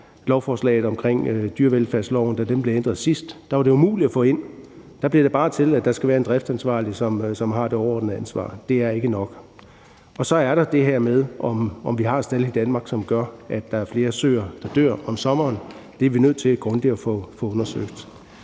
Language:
Danish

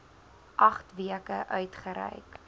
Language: Afrikaans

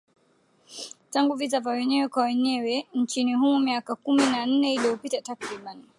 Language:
Swahili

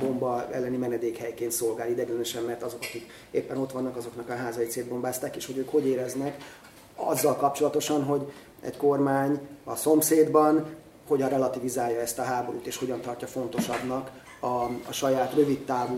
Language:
Hungarian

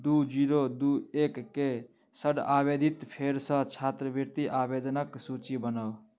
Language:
Maithili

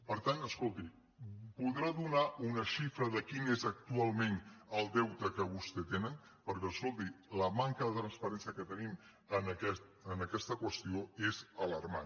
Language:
Catalan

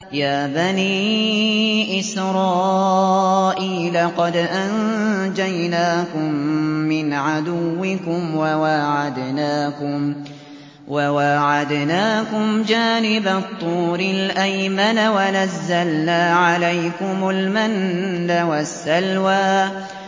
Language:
Arabic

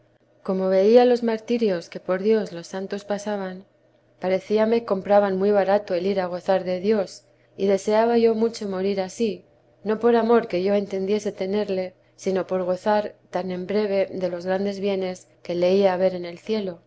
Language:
Spanish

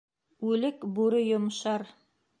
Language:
Bashkir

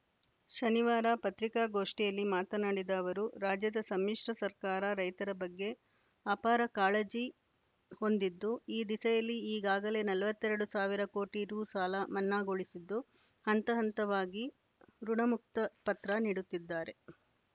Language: Kannada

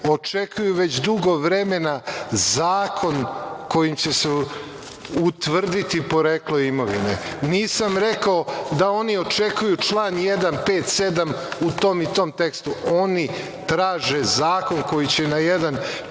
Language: Serbian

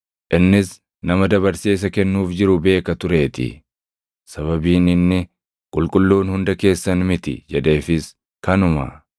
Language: Oromo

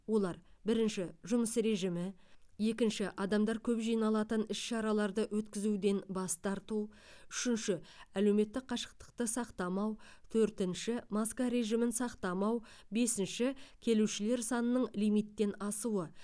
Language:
Kazakh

